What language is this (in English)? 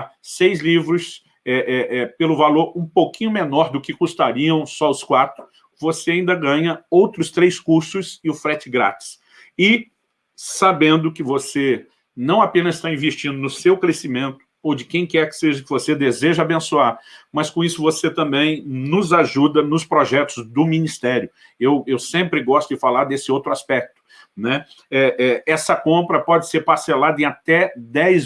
Portuguese